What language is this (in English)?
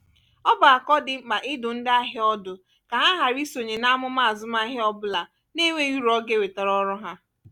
Igbo